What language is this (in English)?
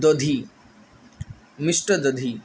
Sanskrit